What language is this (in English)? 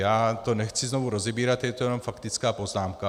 Czech